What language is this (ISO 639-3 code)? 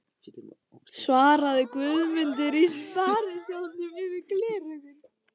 isl